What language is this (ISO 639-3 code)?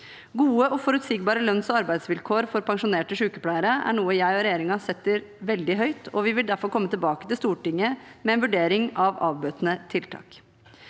nor